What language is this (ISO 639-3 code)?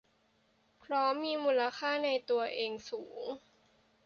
tha